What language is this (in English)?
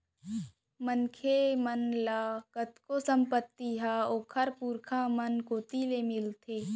Chhattisgarhi